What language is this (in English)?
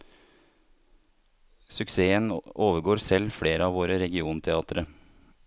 Norwegian